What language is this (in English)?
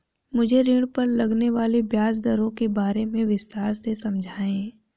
Hindi